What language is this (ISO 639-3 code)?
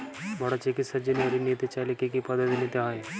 ben